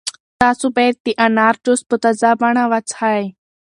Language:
Pashto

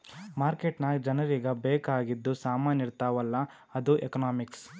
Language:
Kannada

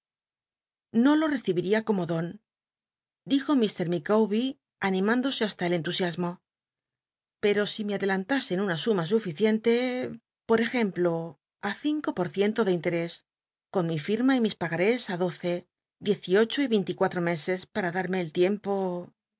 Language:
Spanish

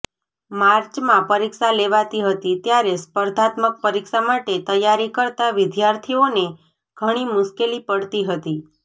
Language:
Gujarati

